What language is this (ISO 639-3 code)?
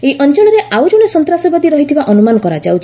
ori